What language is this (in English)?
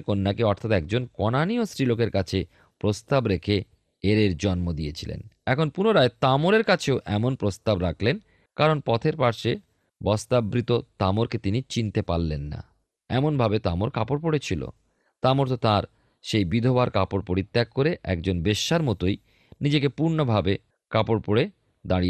Bangla